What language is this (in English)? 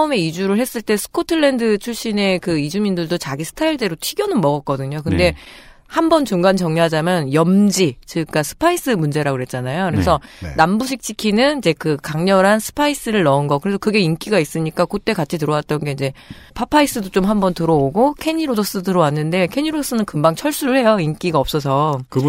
Korean